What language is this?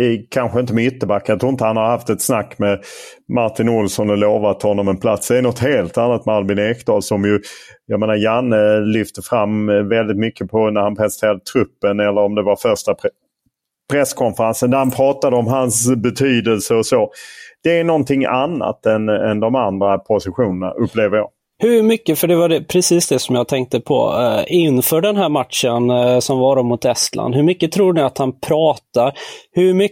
Swedish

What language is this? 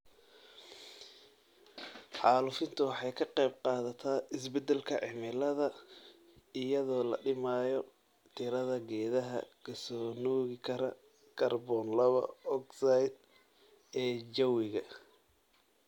Somali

